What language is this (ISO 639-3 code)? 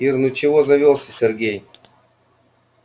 rus